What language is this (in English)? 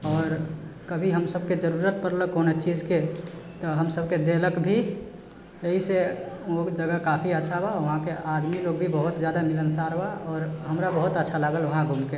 Maithili